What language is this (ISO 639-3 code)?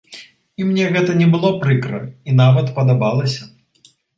bel